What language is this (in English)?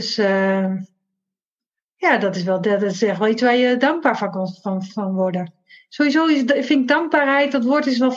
Dutch